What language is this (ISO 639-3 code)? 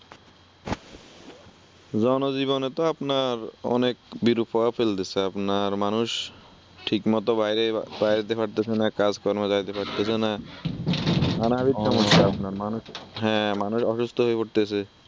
ben